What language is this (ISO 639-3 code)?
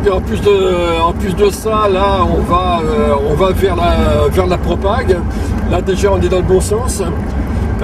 fra